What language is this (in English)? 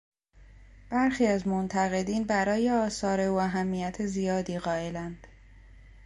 Persian